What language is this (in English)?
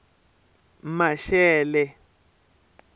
Tsonga